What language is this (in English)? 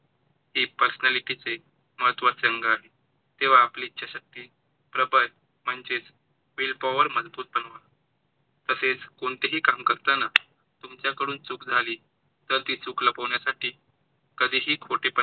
Marathi